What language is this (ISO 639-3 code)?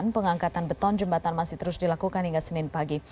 ind